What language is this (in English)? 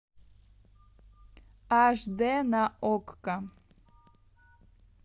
Russian